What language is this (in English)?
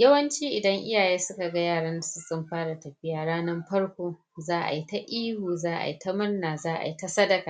Hausa